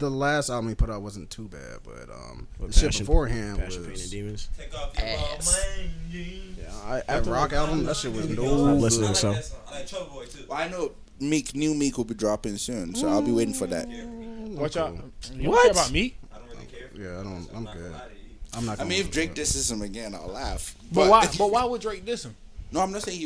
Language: English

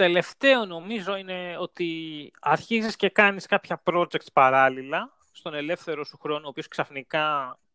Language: Greek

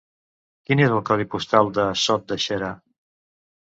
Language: Catalan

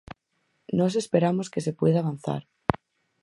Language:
Galician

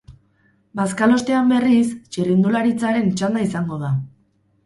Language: Basque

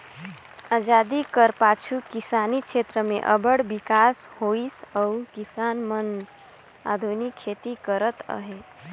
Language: Chhattisgarhi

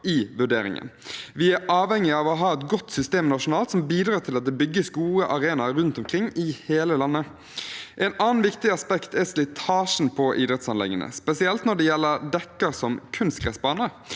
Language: Norwegian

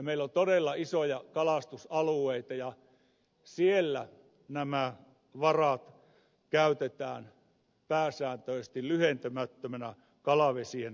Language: Finnish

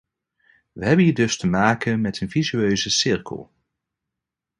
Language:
Dutch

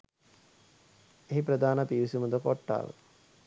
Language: Sinhala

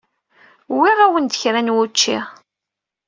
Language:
Kabyle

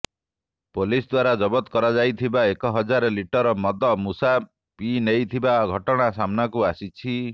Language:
Odia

